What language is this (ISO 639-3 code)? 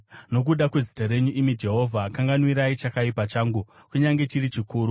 sna